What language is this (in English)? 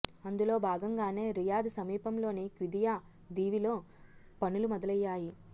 Telugu